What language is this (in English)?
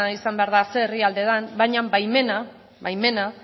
Basque